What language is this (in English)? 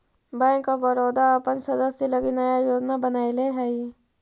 Magahi